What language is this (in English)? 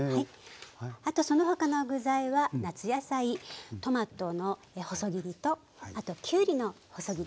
Japanese